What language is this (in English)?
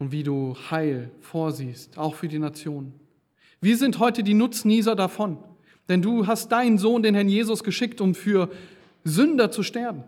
German